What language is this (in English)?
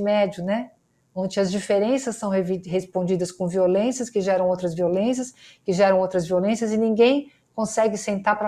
Portuguese